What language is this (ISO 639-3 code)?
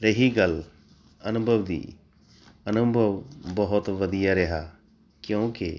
pan